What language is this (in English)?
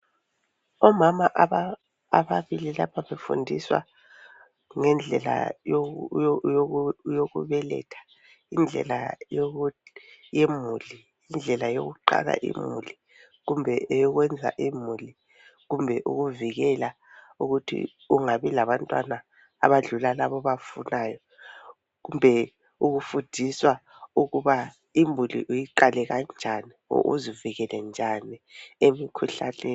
North Ndebele